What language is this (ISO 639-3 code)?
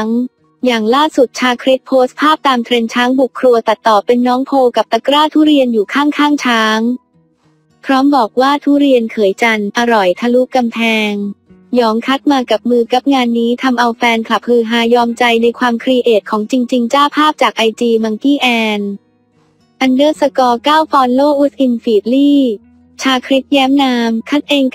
tha